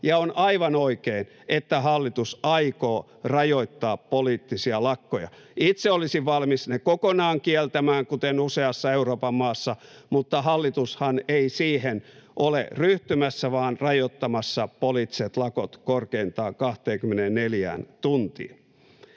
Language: Finnish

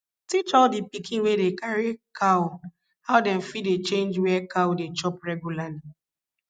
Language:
Nigerian Pidgin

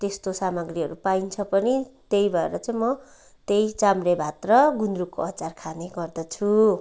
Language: Nepali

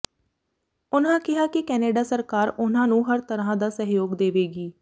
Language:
Punjabi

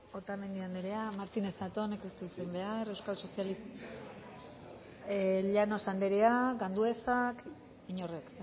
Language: Basque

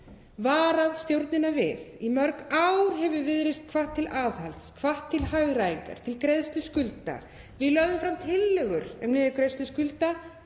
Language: Icelandic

